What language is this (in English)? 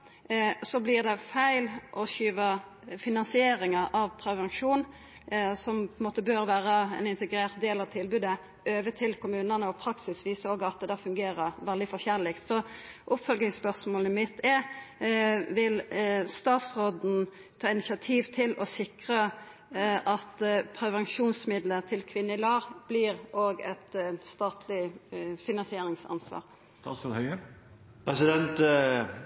Norwegian Nynorsk